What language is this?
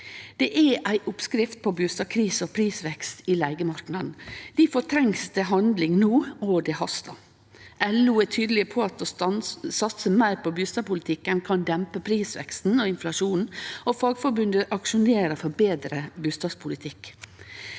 Norwegian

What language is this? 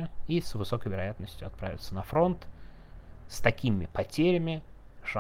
Russian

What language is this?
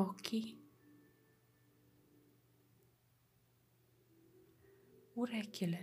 Romanian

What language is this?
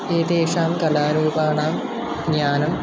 Sanskrit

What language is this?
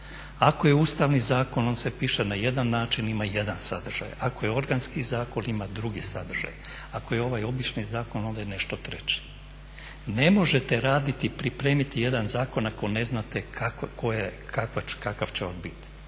Croatian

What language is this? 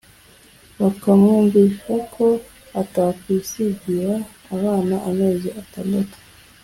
Kinyarwanda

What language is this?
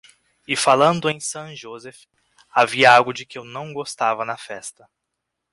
Portuguese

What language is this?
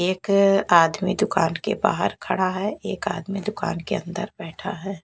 Hindi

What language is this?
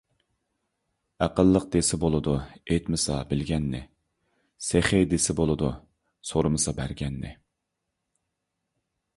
Uyghur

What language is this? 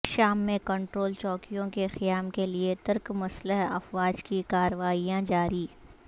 Urdu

